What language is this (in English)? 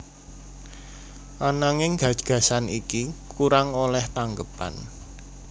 Javanese